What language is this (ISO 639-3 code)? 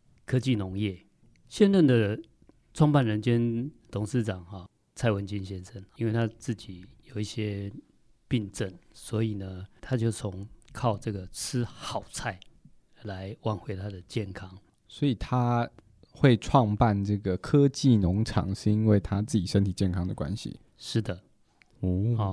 zho